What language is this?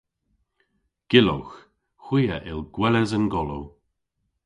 Cornish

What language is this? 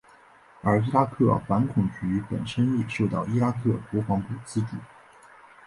Chinese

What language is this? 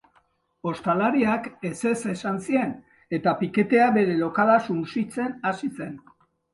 Basque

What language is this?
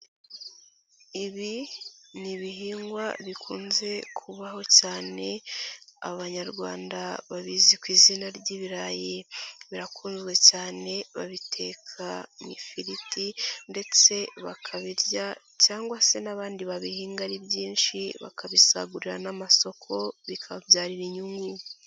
Kinyarwanda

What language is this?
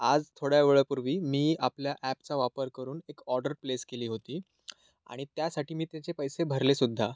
Marathi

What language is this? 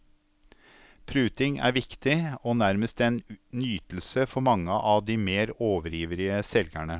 Norwegian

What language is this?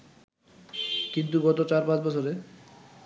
Bangla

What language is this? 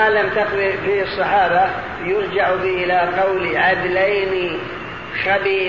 Arabic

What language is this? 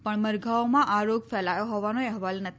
Gujarati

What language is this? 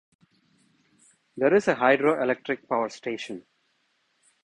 English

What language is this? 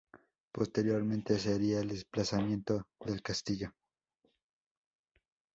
Spanish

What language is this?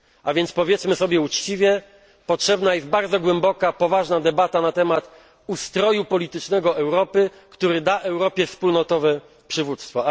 Polish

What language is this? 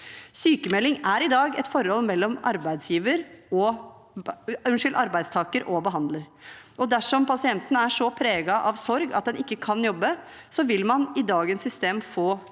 Norwegian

